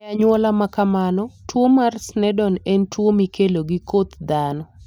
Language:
Luo (Kenya and Tanzania)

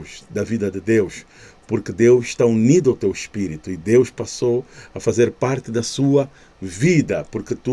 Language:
Portuguese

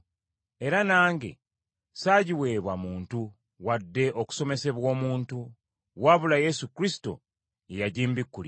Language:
Ganda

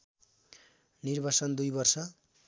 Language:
Nepali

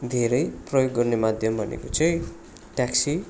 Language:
Nepali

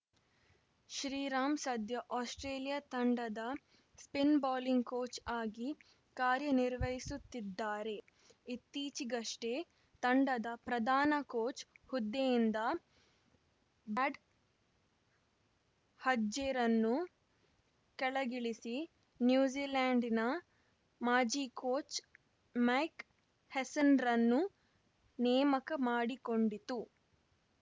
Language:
Kannada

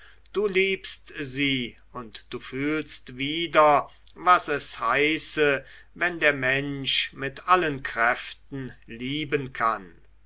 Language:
German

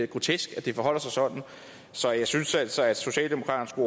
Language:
Danish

